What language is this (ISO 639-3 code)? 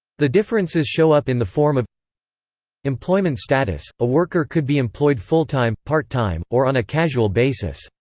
eng